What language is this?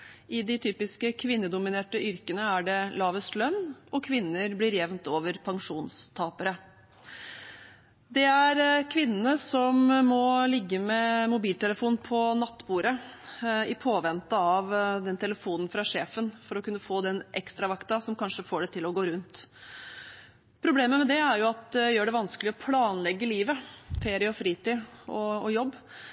Norwegian Bokmål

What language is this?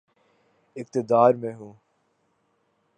Urdu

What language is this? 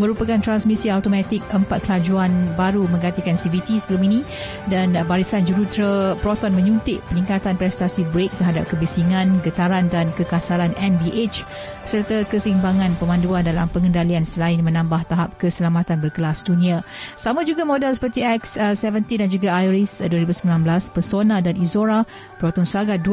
Malay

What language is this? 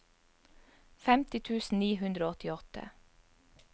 Norwegian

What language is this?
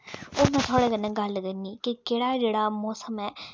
Dogri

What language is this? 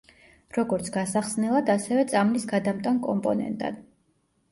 Georgian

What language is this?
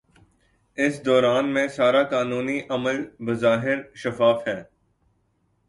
Urdu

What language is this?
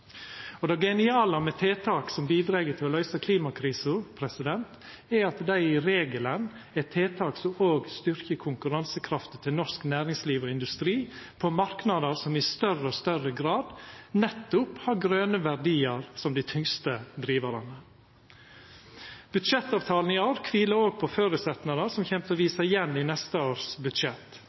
Norwegian Nynorsk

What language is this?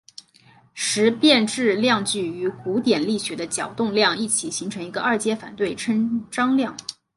Chinese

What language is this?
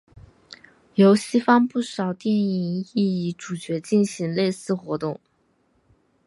Chinese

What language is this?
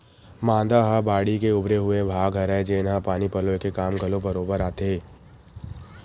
Chhattisgarhi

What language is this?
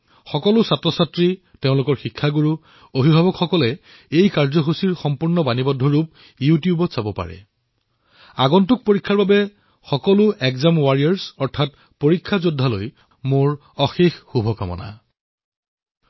Assamese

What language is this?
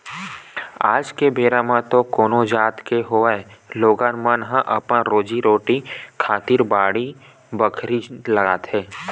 Chhattisgarhi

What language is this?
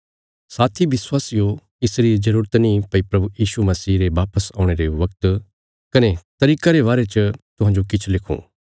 Bilaspuri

